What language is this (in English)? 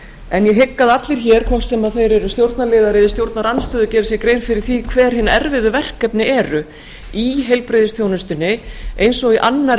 Icelandic